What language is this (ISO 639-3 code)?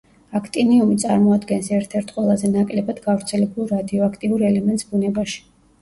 kat